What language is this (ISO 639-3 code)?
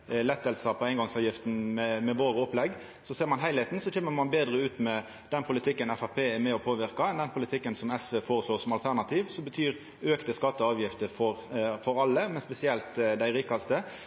nno